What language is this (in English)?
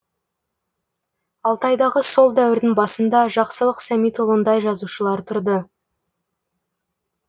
Kazakh